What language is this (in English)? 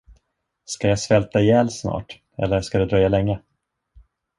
Swedish